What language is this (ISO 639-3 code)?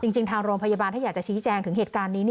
tha